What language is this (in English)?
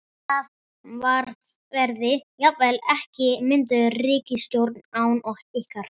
Icelandic